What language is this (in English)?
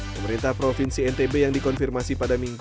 Indonesian